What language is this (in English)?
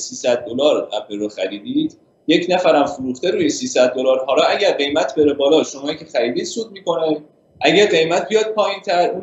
Persian